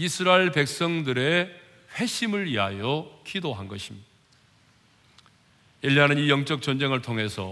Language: Korean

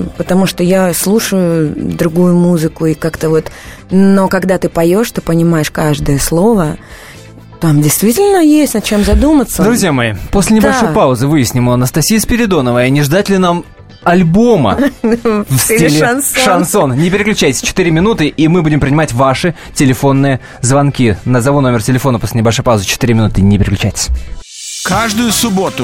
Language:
Russian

